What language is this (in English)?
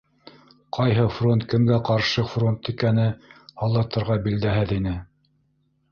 Bashkir